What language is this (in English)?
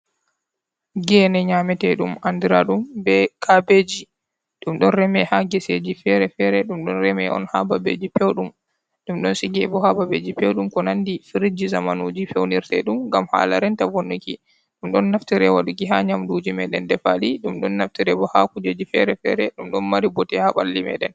Fula